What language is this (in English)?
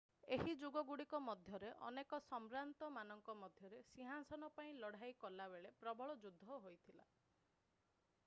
Odia